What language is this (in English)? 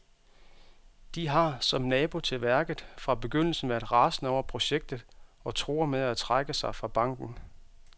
Danish